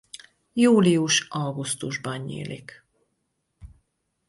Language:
Hungarian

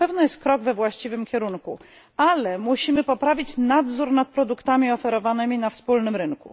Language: Polish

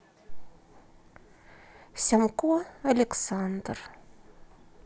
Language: Russian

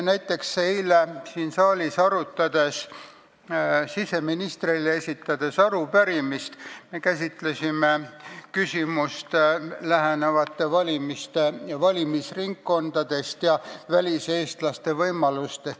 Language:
Estonian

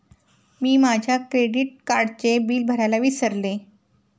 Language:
Marathi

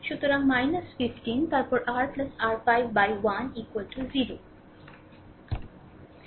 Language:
Bangla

